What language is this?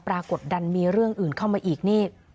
Thai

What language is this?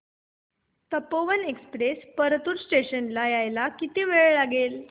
Marathi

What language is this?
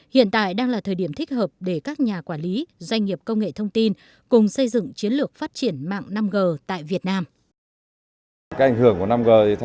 Vietnamese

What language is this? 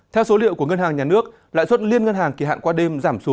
Vietnamese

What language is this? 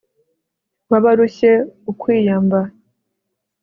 Kinyarwanda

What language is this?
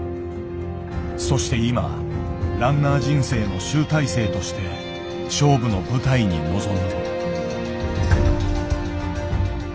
Japanese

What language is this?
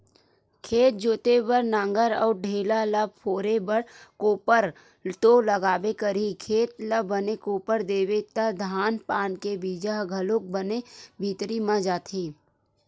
Chhattisgarhi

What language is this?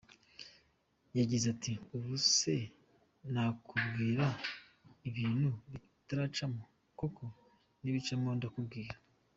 Kinyarwanda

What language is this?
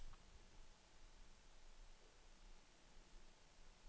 Danish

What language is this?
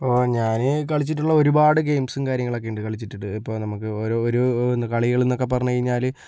Malayalam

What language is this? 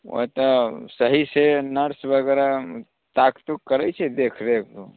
Maithili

